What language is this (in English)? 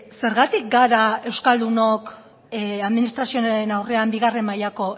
Basque